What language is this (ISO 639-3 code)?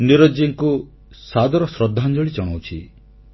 ori